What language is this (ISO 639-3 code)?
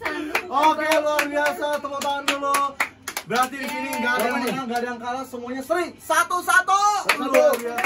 ind